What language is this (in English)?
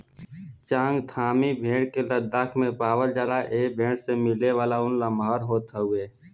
Bhojpuri